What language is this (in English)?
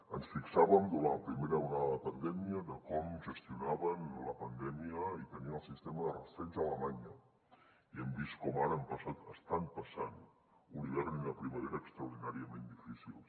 Catalan